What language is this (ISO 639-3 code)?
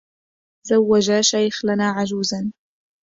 ara